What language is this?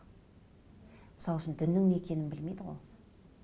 Kazakh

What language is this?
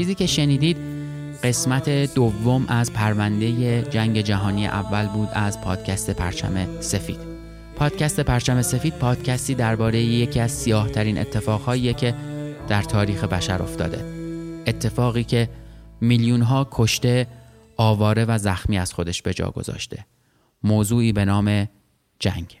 Persian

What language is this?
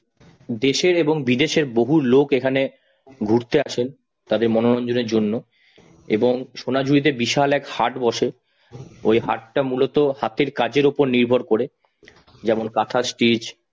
Bangla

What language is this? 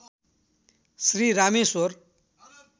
Nepali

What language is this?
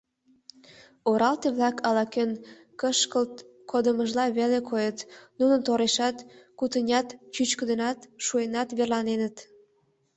Mari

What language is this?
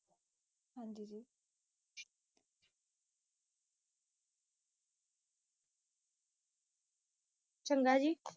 Punjabi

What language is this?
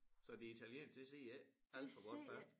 Danish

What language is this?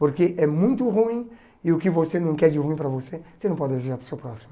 Portuguese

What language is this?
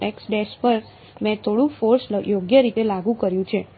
Gujarati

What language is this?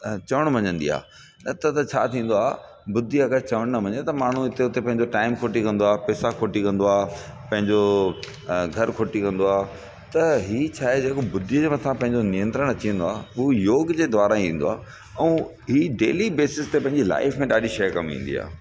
Sindhi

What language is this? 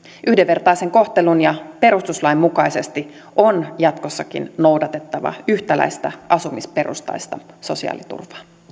Finnish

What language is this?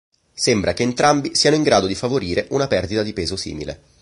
Italian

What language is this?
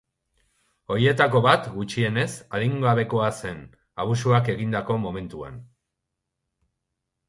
Basque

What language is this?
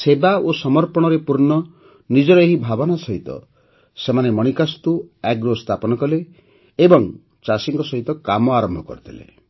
Odia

